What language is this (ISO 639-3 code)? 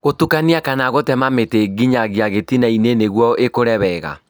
kik